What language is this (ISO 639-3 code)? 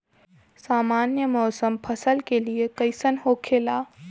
bho